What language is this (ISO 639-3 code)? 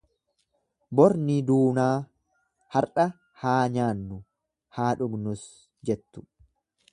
orm